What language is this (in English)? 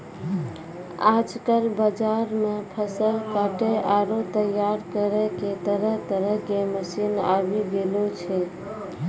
Maithili